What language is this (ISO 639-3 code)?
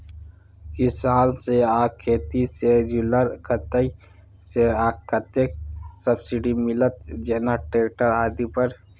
mai